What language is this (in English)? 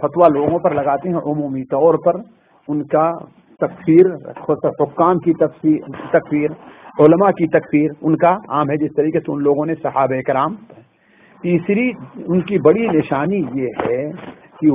Urdu